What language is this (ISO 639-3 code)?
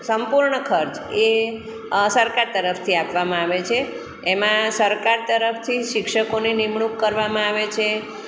guj